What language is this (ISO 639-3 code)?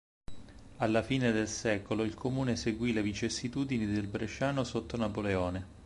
ita